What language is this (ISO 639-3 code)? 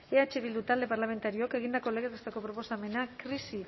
eus